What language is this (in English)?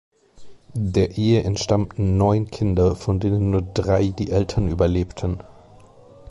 German